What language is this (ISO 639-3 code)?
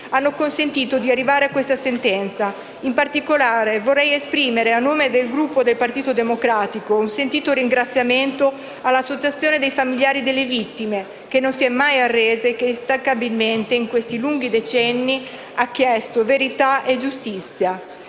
ita